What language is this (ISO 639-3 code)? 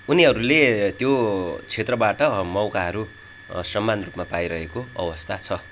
nep